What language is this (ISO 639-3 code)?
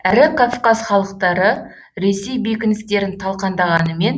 kaz